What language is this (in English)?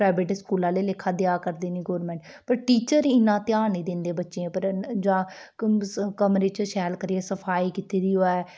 Dogri